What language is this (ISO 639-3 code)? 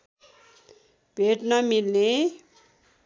nep